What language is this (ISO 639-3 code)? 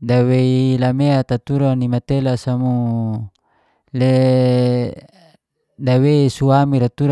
ges